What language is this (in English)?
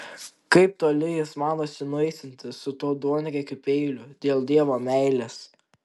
Lithuanian